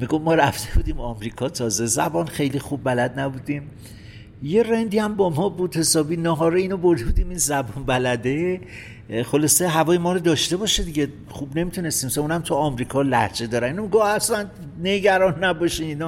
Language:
Persian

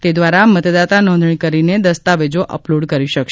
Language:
Gujarati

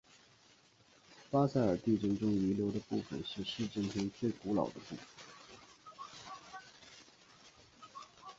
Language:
Chinese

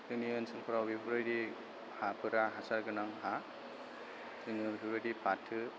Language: Bodo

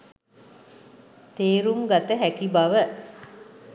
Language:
Sinhala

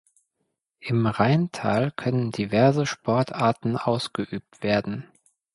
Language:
German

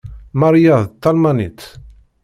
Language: Kabyle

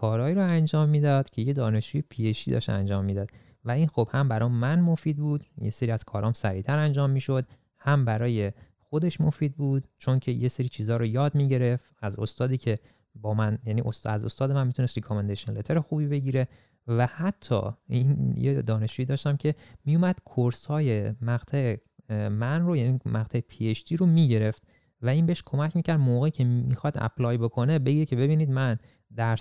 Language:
Persian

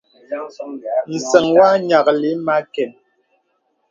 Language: Bebele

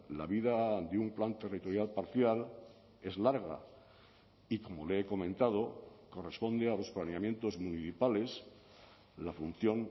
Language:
Spanish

